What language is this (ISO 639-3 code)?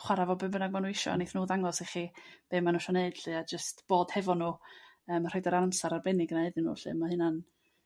cym